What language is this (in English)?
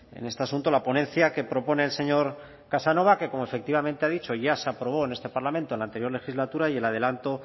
Spanish